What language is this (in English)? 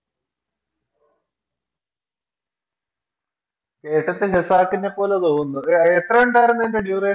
Malayalam